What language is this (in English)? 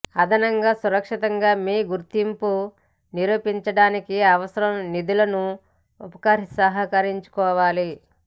Telugu